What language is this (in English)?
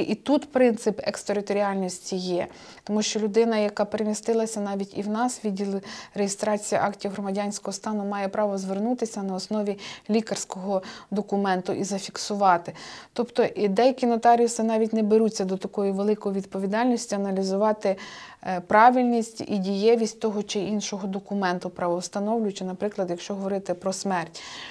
Ukrainian